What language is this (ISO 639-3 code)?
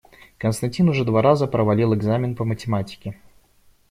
rus